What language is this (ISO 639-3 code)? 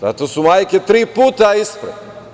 srp